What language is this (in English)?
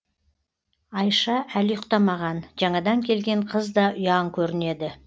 Kazakh